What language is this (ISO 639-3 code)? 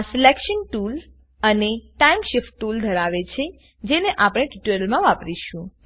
guj